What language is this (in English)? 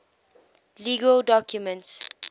English